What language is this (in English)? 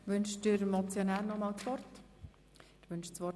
Swiss German